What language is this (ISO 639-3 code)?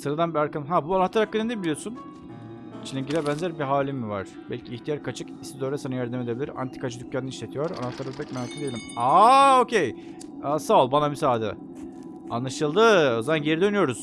tur